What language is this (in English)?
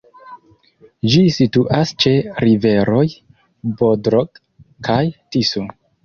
Esperanto